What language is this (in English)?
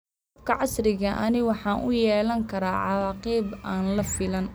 Somali